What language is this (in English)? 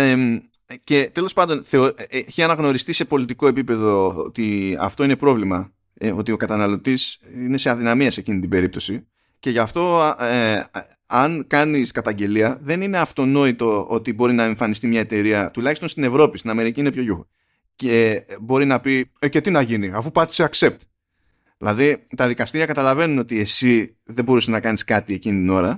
Greek